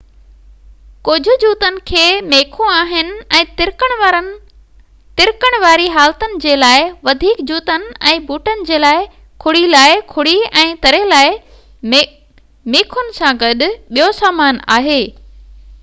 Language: Sindhi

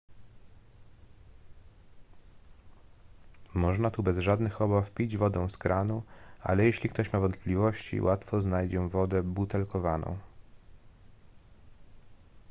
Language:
Polish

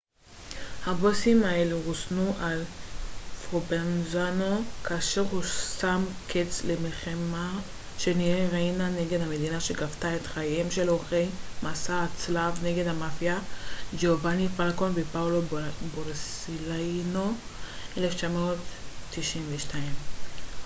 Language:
Hebrew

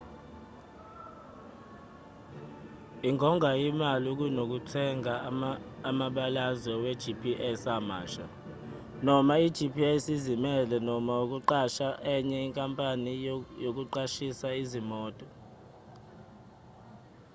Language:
Zulu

